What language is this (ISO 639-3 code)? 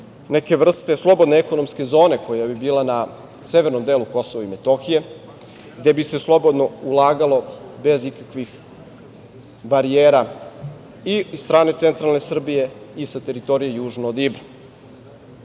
srp